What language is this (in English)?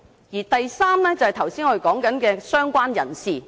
Cantonese